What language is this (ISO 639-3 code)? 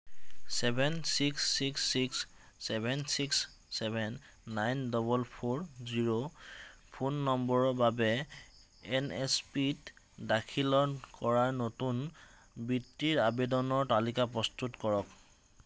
asm